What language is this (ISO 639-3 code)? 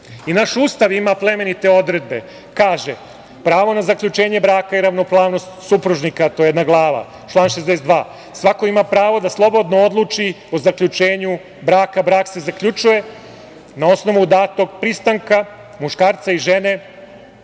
srp